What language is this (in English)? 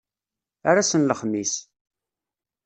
Kabyle